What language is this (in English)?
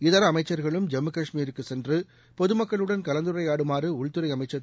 Tamil